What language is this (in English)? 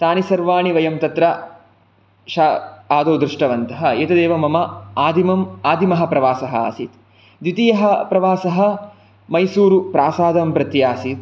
Sanskrit